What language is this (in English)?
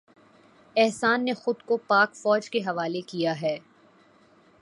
Urdu